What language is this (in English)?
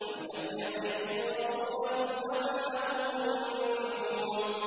Arabic